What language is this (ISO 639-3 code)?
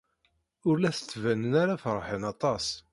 kab